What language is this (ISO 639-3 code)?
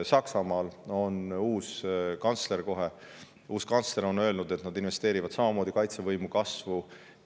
est